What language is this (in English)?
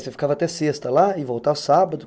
Portuguese